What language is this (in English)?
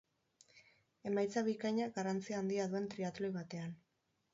Basque